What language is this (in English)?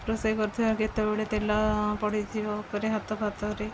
Odia